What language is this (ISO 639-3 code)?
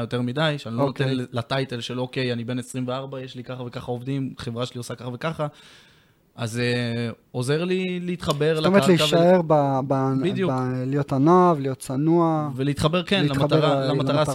heb